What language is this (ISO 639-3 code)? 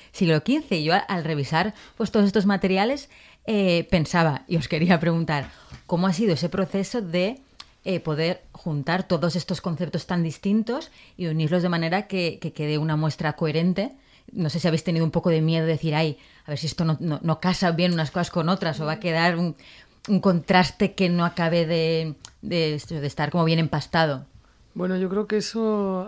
spa